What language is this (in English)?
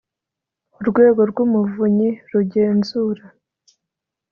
Kinyarwanda